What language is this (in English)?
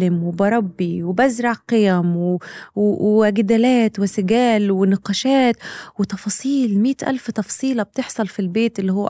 Arabic